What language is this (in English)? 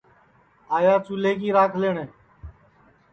Sansi